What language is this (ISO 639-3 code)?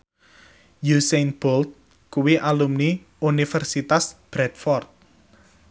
jav